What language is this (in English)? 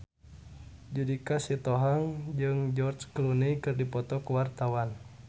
Sundanese